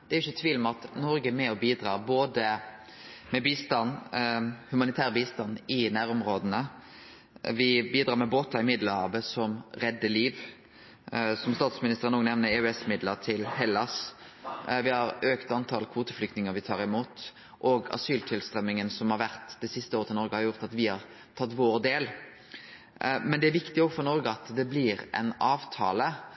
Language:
Norwegian Nynorsk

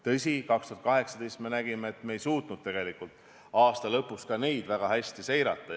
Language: Estonian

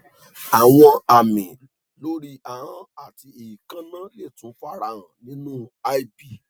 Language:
Yoruba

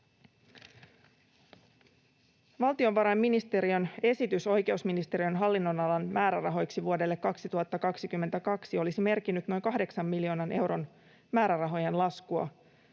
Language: Finnish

